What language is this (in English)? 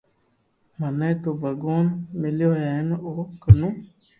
Loarki